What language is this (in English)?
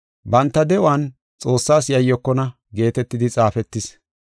Gofa